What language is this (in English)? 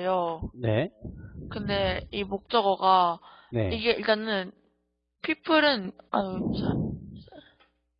Korean